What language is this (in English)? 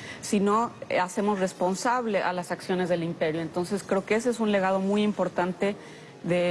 Spanish